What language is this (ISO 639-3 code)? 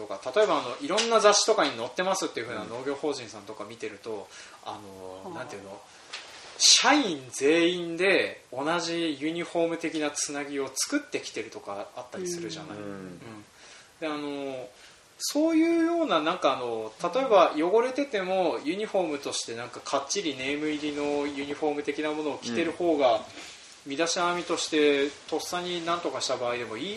jpn